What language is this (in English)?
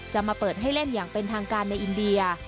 Thai